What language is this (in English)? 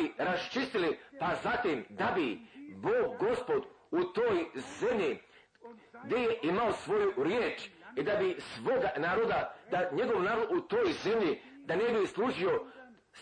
Croatian